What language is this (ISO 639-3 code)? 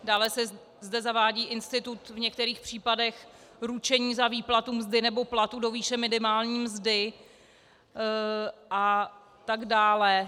ces